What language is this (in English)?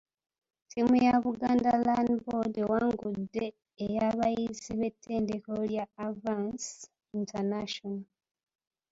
Ganda